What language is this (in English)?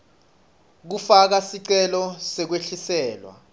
Swati